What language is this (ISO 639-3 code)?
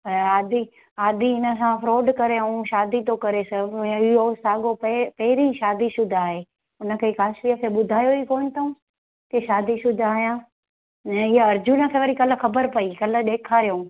snd